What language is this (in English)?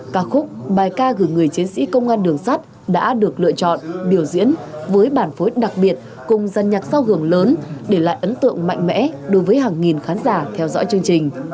Vietnamese